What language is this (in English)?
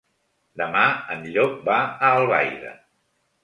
Catalan